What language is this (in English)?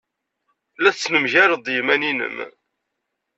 Kabyle